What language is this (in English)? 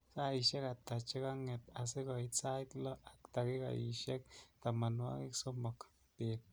Kalenjin